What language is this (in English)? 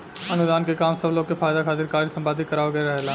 Bhojpuri